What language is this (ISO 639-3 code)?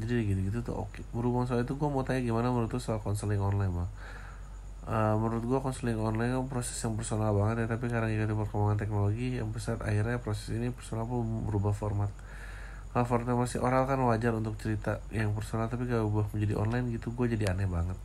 ind